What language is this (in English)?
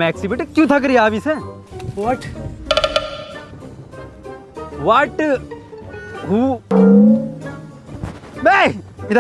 Hindi